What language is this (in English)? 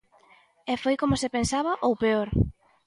Galician